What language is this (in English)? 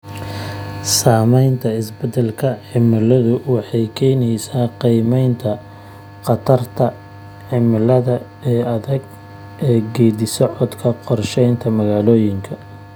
Somali